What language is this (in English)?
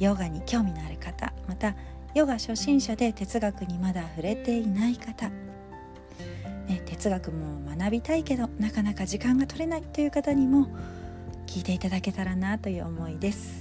Japanese